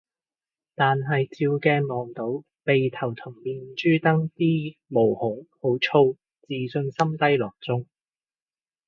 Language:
Cantonese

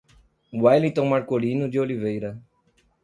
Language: Portuguese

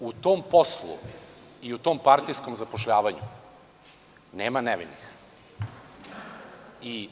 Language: Serbian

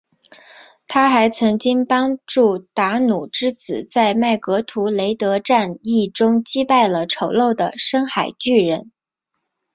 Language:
Chinese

